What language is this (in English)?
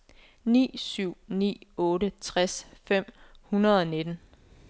Danish